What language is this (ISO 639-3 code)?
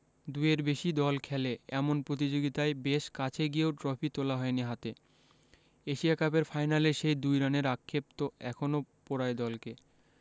ben